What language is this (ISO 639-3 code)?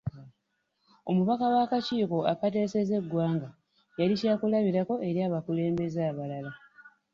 lug